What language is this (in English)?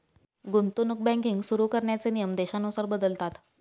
Marathi